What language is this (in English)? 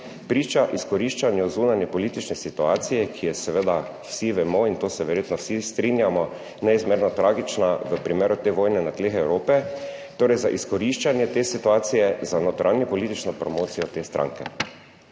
Slovenian